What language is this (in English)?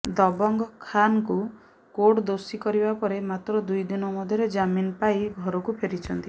Odia